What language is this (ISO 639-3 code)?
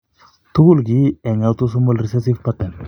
kln